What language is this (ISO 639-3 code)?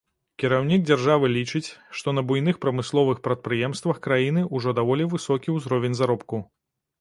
bel